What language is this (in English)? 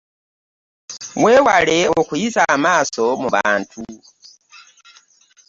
Ganda